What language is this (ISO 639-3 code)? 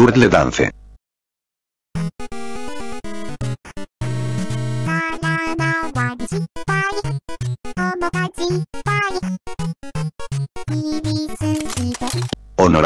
spa